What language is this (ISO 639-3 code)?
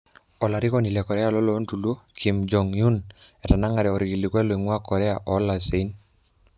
mas